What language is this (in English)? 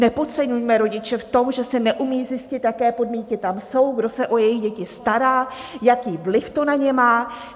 Czech